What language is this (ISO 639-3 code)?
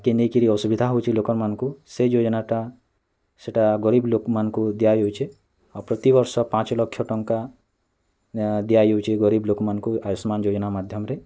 ori